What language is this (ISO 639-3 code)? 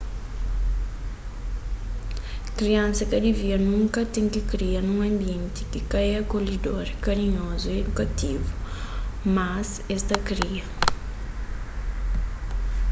kea